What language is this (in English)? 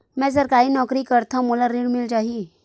Chhattisgarhi